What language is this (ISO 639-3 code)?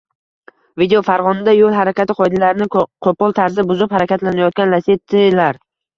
uzb